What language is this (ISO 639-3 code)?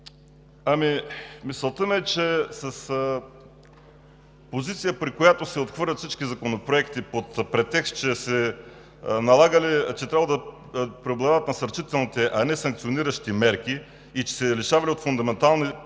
bul